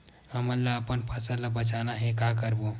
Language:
Chhattisgarhi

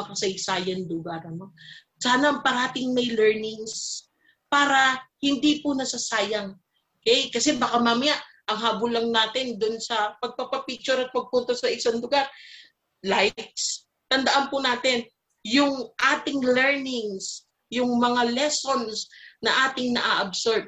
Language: Filipino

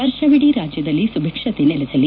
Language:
Kannada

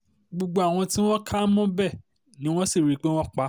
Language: Yoruba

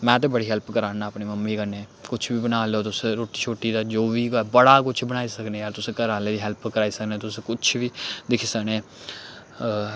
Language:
Dogri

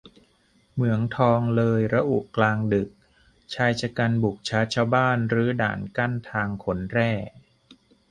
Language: Thai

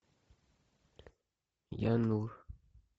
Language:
Russian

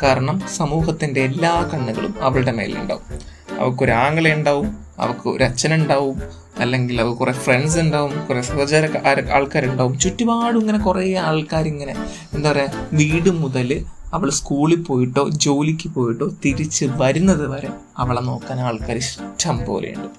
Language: Malayalam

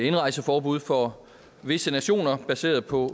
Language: Danish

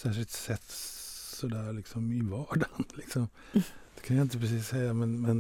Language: Swedish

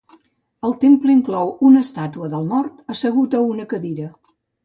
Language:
Catalan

